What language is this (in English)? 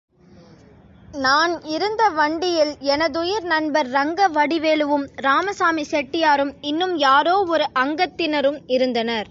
Tamil